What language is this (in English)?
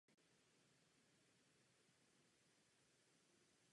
Czech